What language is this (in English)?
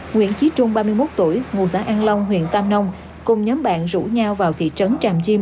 Vietnamese